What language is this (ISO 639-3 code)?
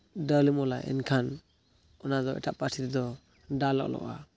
sat